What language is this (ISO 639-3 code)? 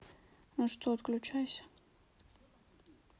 rus